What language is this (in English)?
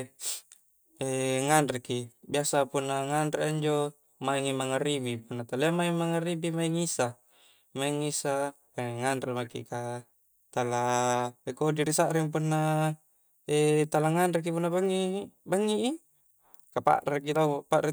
Coastal Konjo